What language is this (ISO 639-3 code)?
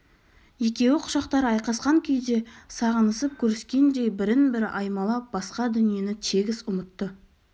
kaz